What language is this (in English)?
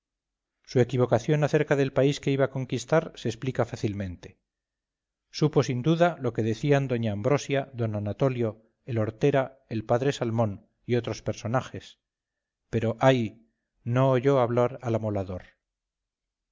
Spanish